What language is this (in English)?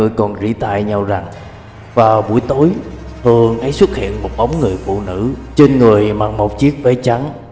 Vietnamese